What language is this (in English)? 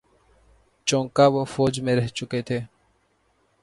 Urdu